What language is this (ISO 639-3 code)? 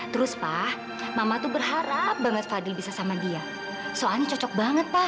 ind